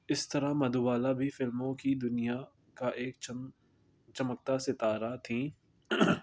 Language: Urdu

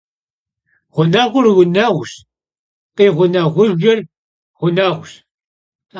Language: Kabardian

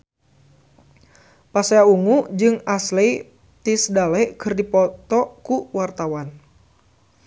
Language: Sundanese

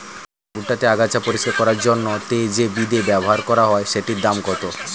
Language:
Bangla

